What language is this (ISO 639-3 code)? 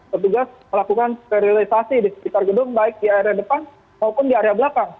ind